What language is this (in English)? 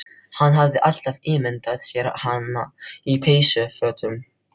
Icelandic